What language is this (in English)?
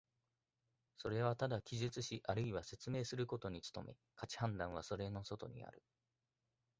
Japanese